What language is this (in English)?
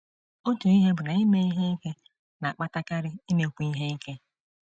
Igbo